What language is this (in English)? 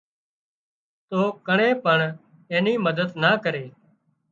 Wadiyara Koli